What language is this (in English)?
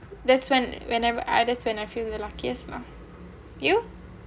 English